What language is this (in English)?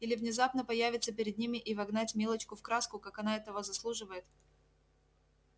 Russian